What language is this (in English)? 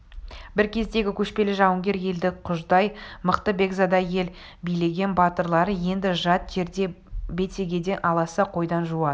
Kazakh